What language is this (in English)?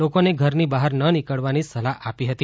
Gujarati